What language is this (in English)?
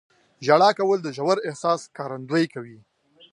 Pashto